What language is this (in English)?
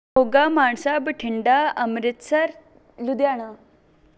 Punjabi